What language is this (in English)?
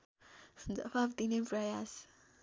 Nepali